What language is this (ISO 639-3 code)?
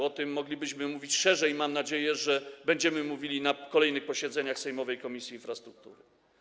pol